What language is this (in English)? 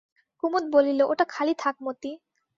Bangla